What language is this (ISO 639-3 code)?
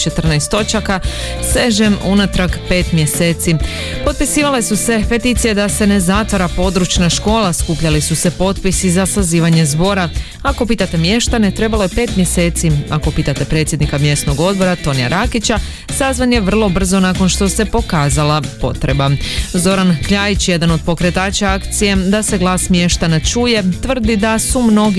hrv